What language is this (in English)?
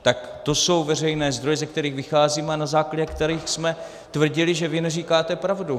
Czech